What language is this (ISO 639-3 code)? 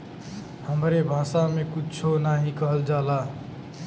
bho